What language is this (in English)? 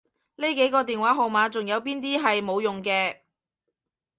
Cantonese